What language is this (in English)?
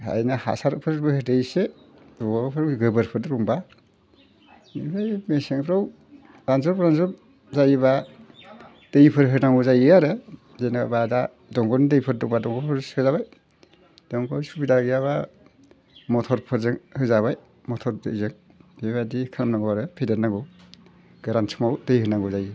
Bodo